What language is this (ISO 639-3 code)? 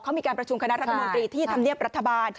tha